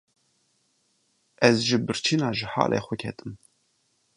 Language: Kurdish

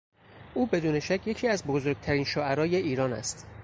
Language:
Persian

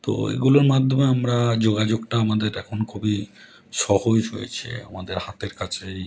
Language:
Bangla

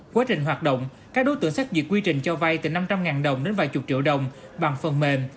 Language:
Vietnamese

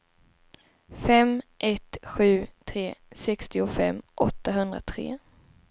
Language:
Swedish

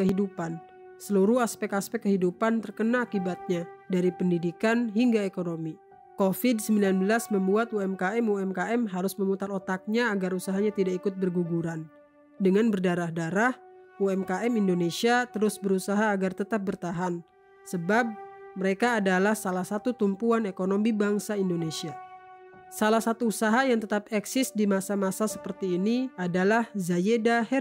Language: Indonesian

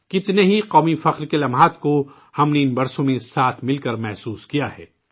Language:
Urdu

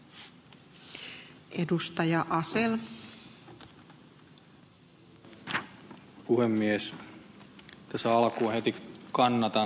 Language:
Finnish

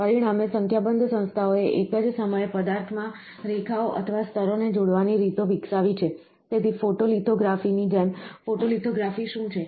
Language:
Gujarati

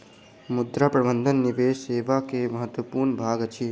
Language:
Maithili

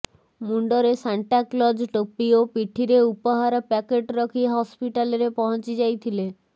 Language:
Odia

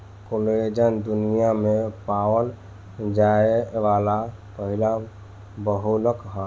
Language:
Bhojpuri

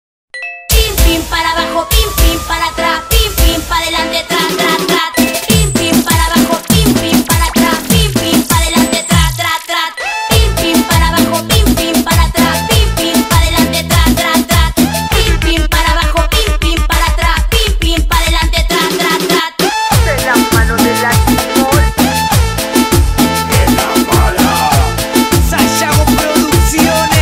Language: Polish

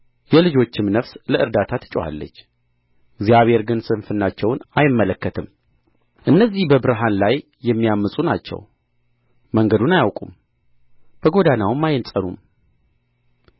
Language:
Amharic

